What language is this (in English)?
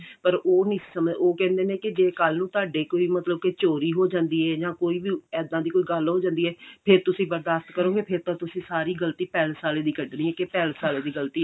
Punjabi